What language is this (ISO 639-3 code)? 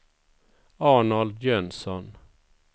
swe